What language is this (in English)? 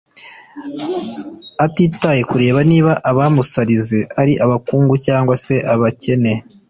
Kinyarwanda